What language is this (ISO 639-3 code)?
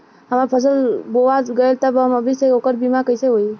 bho